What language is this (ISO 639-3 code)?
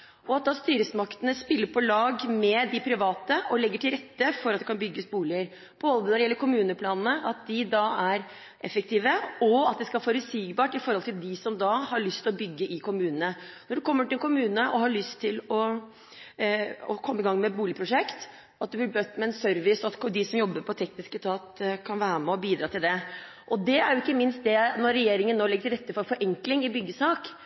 nob